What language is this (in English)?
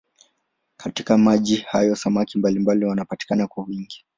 Swahili